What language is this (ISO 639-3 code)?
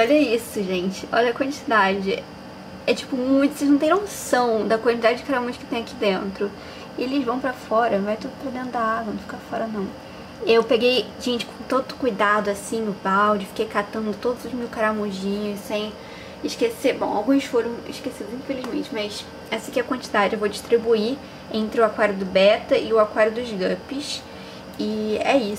por